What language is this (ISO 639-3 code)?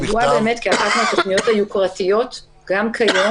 heb